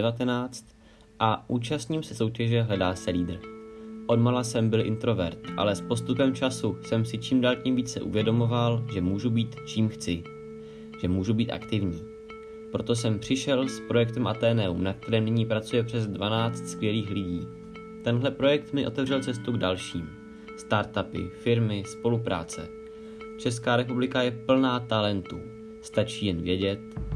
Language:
Czech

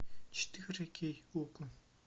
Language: Russian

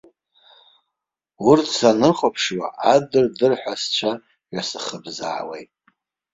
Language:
Abkhazian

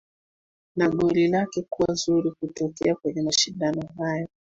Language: Swahili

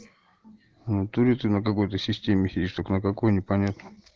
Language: Russian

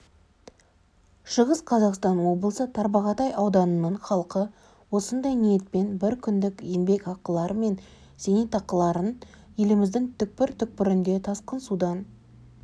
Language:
Kazakh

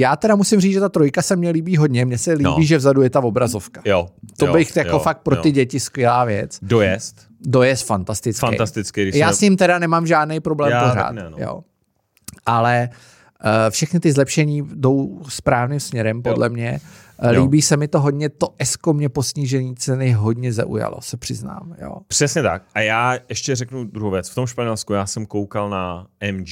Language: Czech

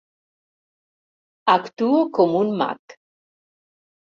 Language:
Catalan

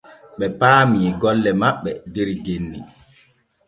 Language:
Borgu Fulfulde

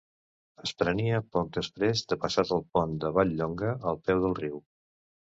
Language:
Catalan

